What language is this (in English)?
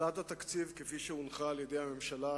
Hebrew